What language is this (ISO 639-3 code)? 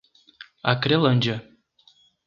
por